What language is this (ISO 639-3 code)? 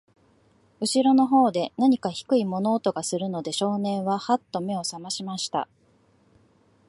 jpn